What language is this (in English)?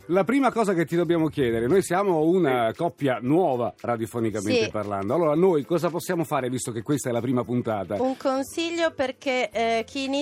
Italian